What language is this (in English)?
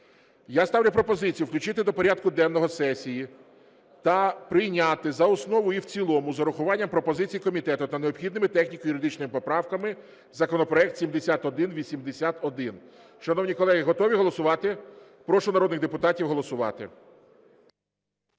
Ukrainian